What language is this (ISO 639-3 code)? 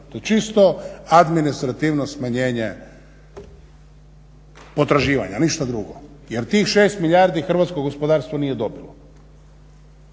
hrv